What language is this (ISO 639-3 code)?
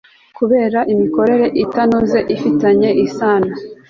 kin